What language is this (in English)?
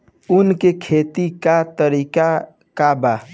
Bhojpuri